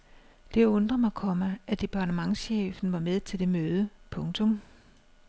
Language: Danish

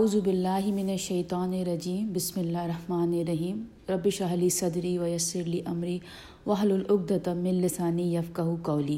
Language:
Urdu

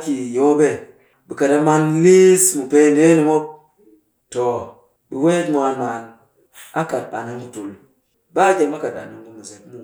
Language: Cakfem-Mushere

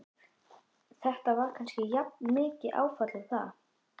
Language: Icelandic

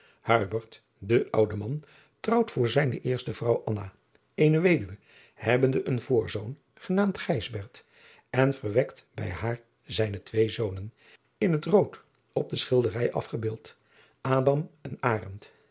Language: Dutch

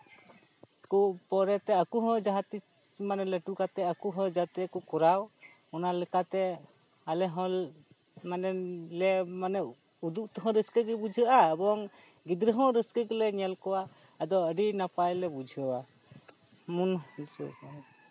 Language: Santali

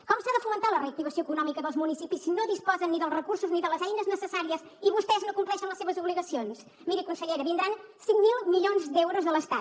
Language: Catalan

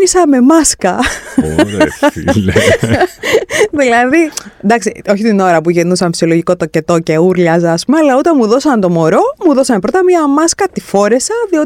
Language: Greek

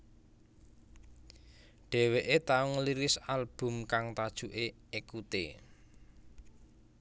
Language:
Javanese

